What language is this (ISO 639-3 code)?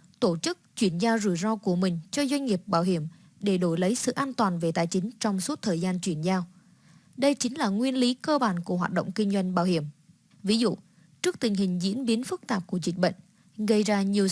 vie